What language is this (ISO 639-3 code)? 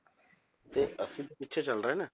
pan